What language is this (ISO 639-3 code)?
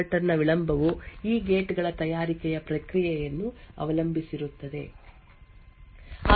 kan